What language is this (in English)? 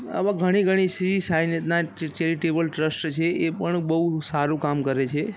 Gujarati